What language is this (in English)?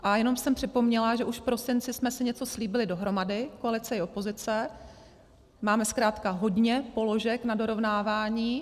Czech